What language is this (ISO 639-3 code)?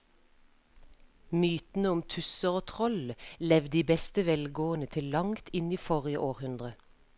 nor